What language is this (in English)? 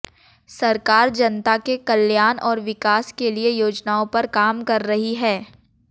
Hindi